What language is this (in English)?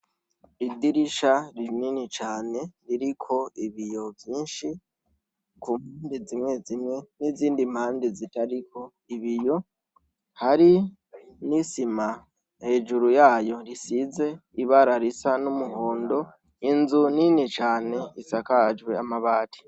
Rundi